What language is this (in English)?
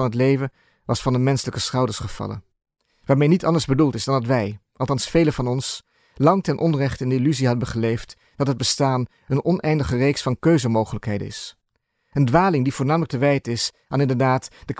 Dutch